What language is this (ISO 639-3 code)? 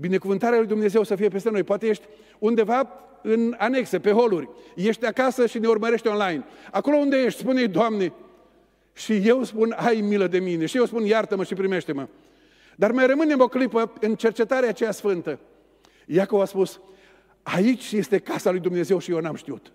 ron